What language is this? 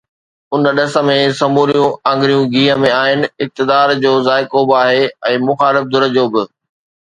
Sindhi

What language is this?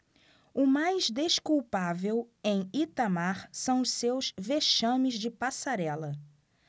Portuguese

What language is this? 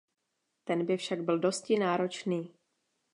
Czech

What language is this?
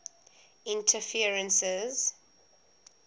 English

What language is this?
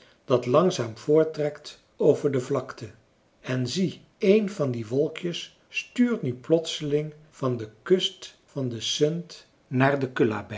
Dutch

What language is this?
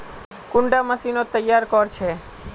Magahi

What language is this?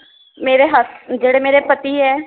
Punjabi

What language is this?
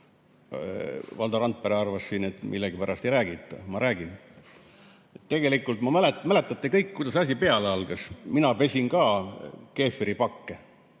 Estonian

